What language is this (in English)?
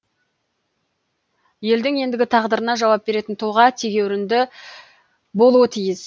Kazakh